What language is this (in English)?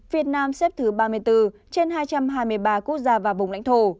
Vietnamese